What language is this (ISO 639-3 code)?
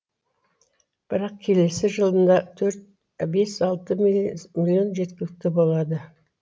kaz